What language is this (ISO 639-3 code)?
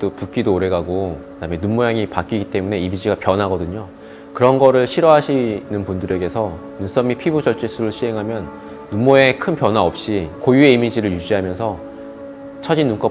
kor